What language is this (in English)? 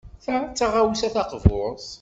Kabyle